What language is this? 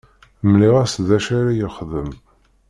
Kabyle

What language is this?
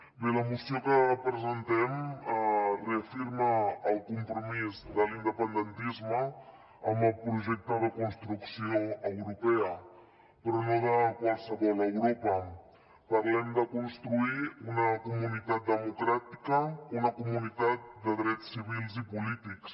Catalan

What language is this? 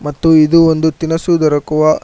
Kannada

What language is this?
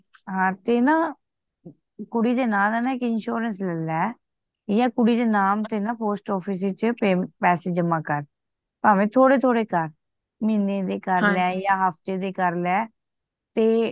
Punjabi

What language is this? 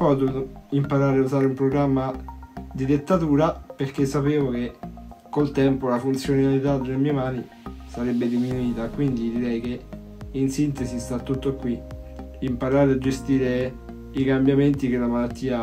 Italian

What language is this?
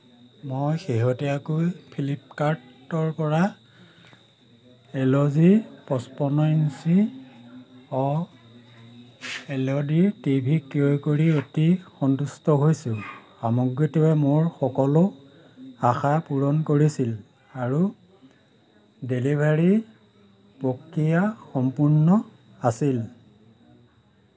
Assamese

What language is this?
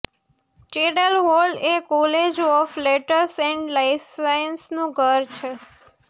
Gujarati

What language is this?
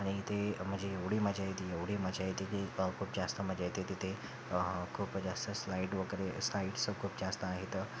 Marathi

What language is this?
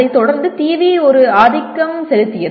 Tamil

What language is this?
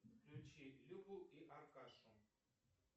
Russian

